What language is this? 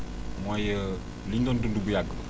Wolof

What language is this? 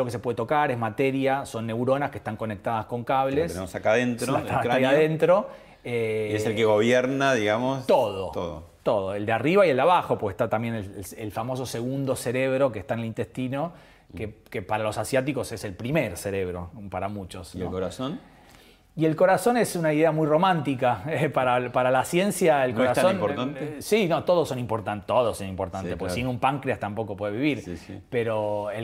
Spanish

